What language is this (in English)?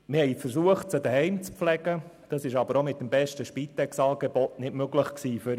Swiss German